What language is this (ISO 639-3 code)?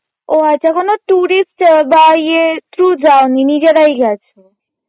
ben